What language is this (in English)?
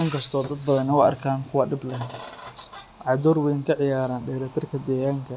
Somali